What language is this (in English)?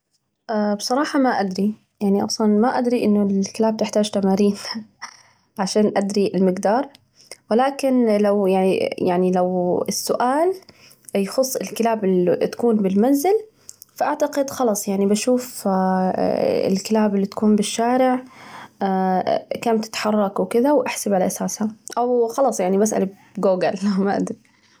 Najdi Arabic